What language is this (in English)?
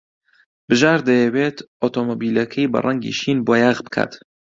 Central Kurdish